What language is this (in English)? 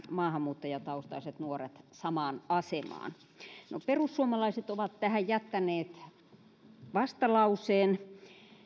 Finnish